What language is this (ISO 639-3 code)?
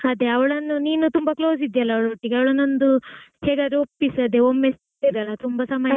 kan